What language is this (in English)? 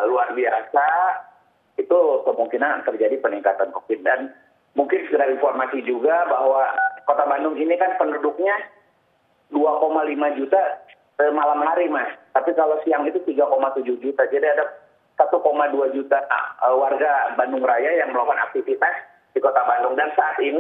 Indonesian